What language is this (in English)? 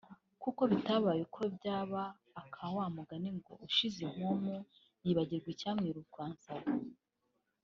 Kinyarwanda